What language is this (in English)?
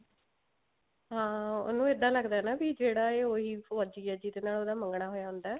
Punjabi